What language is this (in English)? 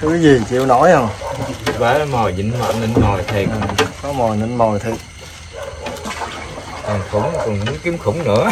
Vietnamese